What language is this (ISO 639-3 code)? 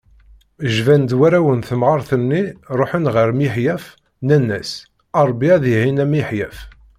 kab